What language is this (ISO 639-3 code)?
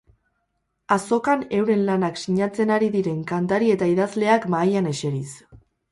eus